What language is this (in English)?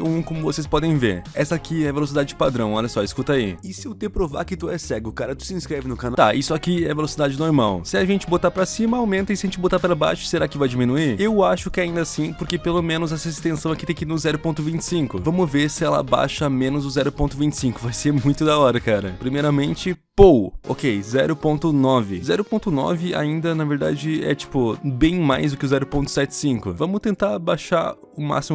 Portuguese